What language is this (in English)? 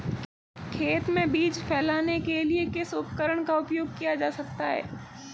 Hindi